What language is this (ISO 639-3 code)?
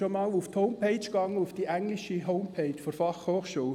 gsw